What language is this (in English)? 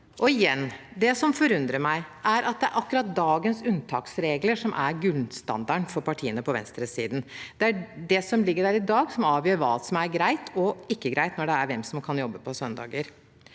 Norwegian